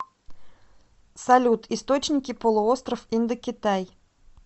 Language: Russian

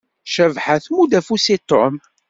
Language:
Kabyle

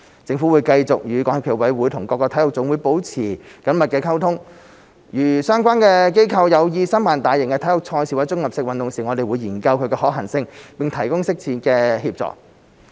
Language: Cantonese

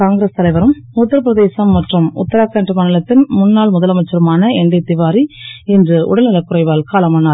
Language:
Tamil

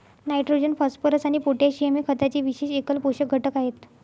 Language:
Marathi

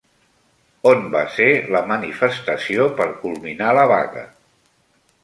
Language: Catalan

